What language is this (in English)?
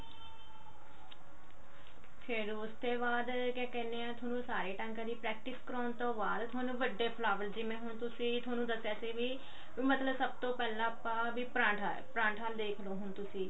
Punjabi